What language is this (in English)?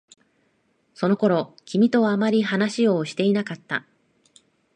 Japanese